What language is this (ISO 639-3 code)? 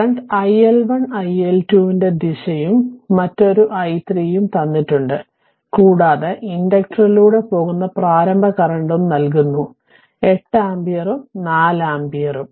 mal